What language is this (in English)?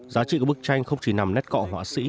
Vietnamese